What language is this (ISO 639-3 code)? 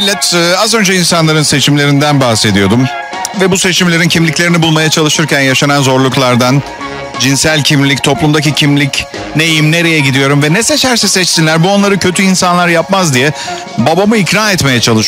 tur